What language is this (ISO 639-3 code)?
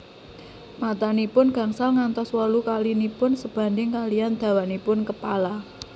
jav